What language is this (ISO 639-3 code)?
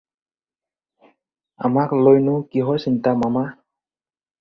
asm